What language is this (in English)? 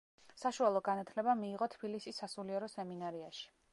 Georgian